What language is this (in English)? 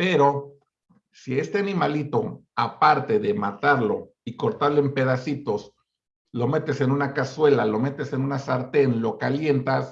Spanish